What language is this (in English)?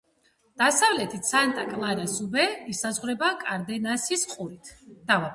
Georgian